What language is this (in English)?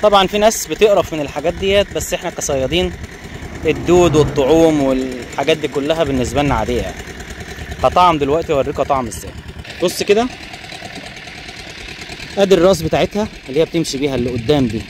Arabic